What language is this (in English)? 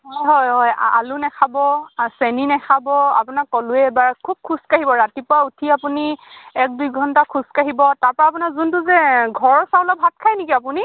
Assamese